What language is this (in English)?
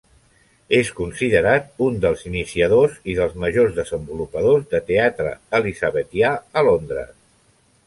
Catalan